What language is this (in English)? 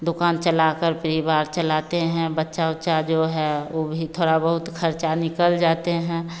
Hindi